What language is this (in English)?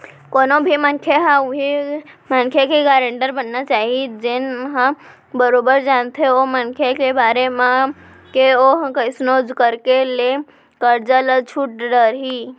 Chhattisgarhi